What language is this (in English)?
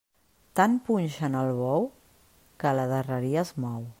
Catalan